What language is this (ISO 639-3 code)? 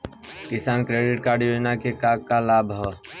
bho